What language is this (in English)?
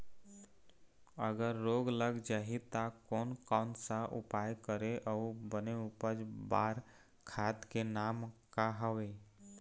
Chhattisgarhi